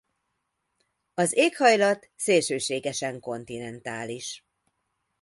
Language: Hungarian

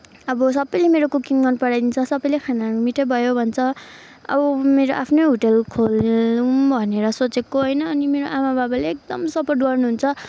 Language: Nepali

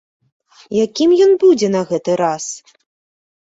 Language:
Belarusian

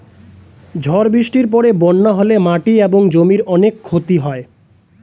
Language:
Bangla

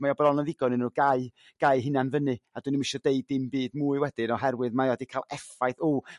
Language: Welsh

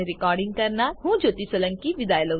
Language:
Gujarati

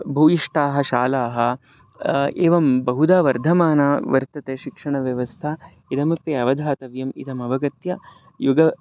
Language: Sanskrit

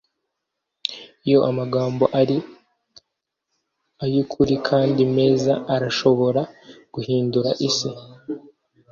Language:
Kinyarwanda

